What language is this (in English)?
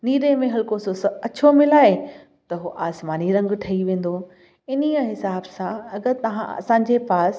Sindhi